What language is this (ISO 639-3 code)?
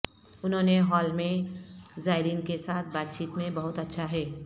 urd